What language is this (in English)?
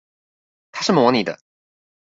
Chinese